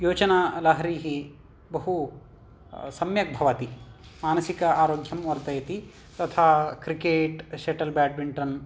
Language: Sanskrit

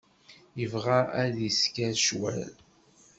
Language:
Kabyle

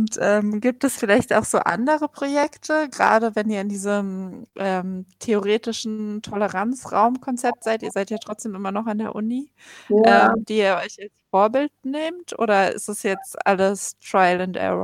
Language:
German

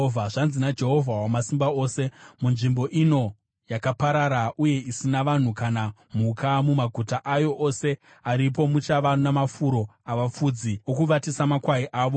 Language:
Shona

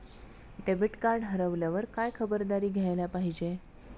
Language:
Marathi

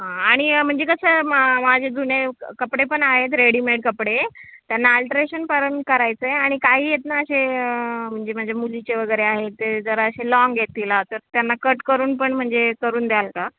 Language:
Marathi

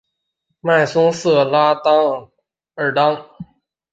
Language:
Chinese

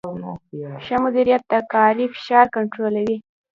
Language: Pashto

